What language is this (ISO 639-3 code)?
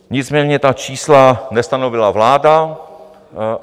ces